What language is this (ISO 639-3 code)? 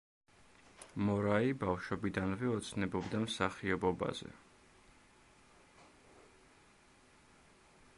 kat